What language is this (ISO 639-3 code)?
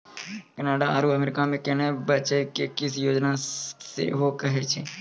mai